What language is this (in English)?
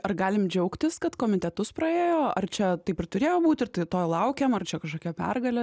Lithuanian